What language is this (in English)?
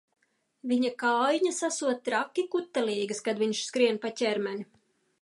Latvian